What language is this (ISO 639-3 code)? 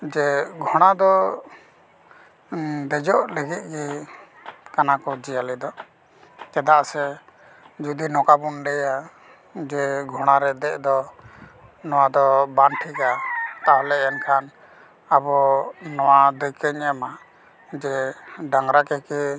sat